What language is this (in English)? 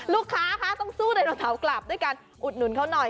Thai